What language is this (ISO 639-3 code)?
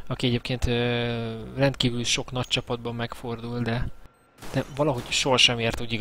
hun